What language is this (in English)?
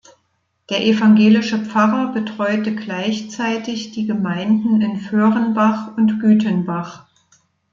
German